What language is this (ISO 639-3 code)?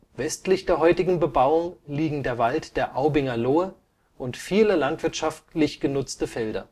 deu